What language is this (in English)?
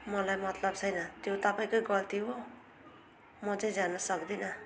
Nepali